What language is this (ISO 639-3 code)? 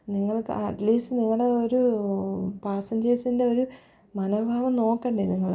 mal